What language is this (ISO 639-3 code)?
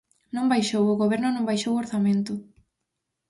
glg